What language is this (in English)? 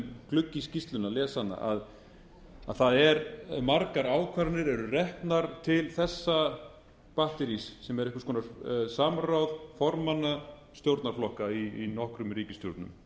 Icelandic